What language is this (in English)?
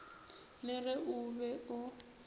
Northern Sotho